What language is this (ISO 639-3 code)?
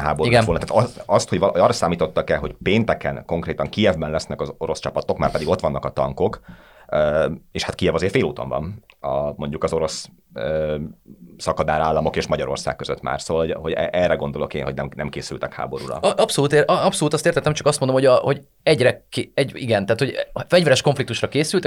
hun